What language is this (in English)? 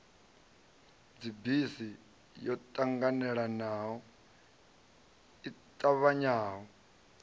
Venda